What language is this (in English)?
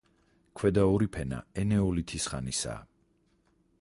Georgian